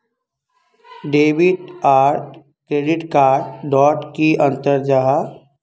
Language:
Magahi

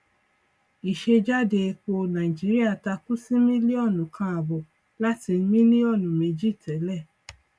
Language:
Yoruba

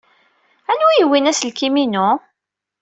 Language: Kabyle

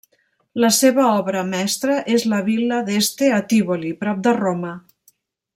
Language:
Catalan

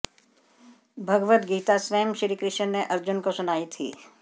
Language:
Hindi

